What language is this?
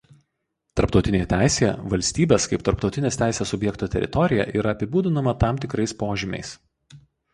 Lithuanian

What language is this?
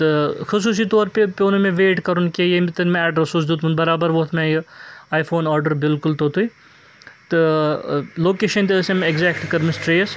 Kashmiri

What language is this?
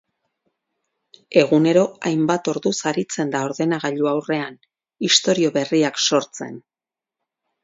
Basque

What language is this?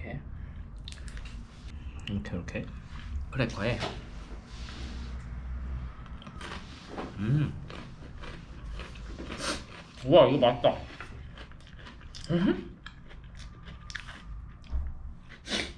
Korean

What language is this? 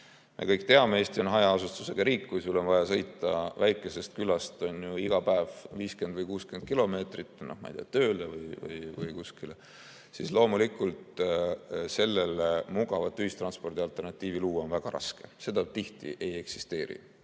Estonian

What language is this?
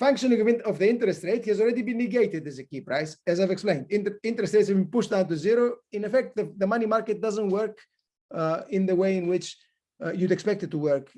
English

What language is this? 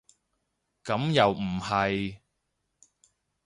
Cantonese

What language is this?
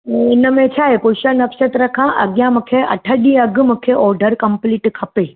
Sindhi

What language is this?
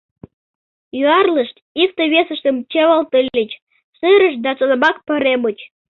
Mari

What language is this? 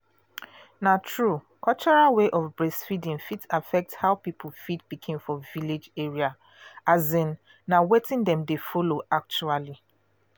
Nigerian Pidgin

